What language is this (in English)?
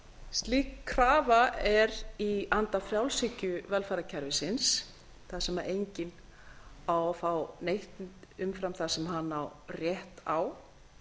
Icelandic